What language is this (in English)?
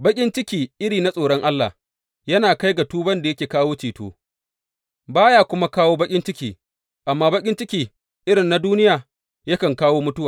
Hausa